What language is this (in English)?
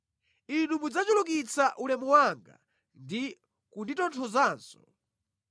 Nyanja